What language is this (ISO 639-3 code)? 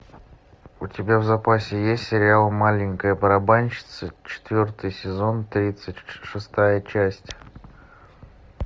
rus